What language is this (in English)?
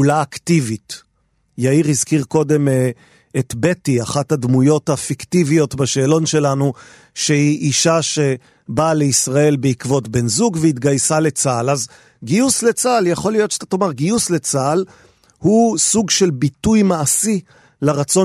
Hebrew